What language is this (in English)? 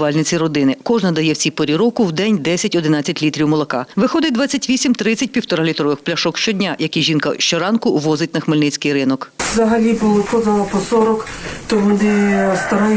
Ukrainian